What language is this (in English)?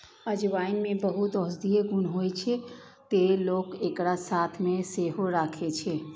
Maithili